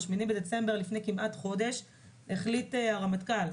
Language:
Hebrew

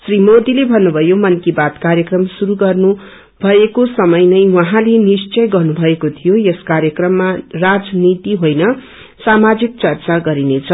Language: Nepali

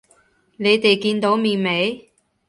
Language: Cantonese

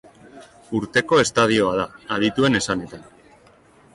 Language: Basque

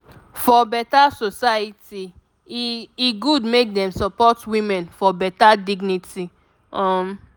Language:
Nigerian Pidgin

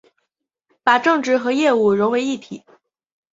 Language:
Chinese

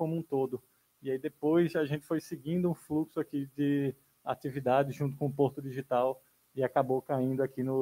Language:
Portuguese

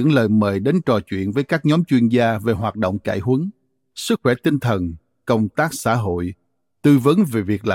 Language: Vietnamese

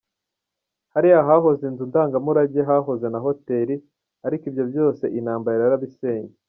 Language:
Kinyarwanda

